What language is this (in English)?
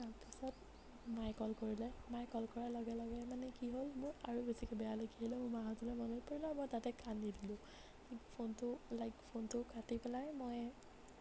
Assamese